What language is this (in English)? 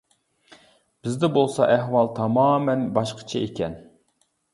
Uyghur